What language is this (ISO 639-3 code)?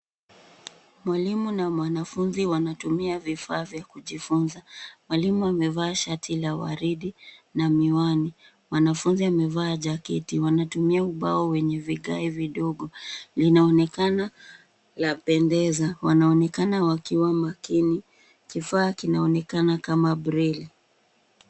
swa